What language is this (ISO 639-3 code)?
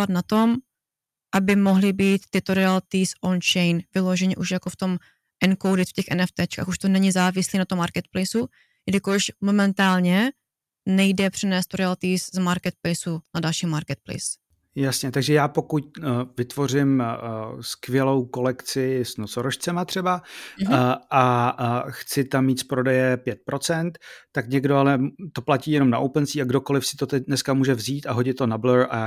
ces